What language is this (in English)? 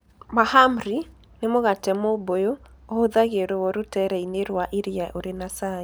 Kikuyu